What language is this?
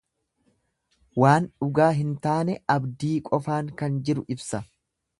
Oromo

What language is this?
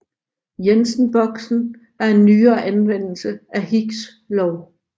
Danish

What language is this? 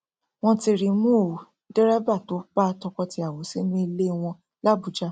Yoruba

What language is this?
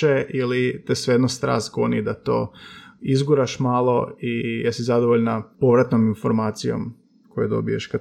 Croatian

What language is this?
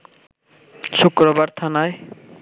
Bangla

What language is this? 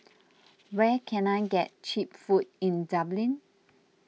English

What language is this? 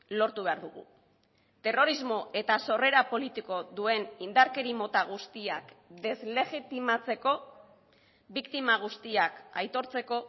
Basque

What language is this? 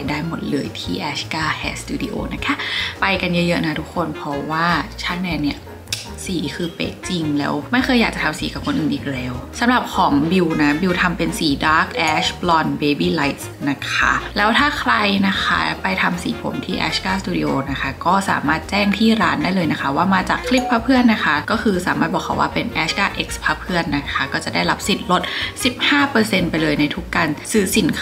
Thai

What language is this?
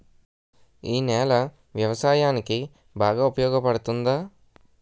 Telugu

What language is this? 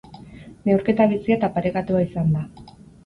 Basque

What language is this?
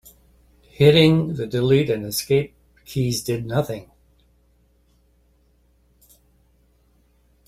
English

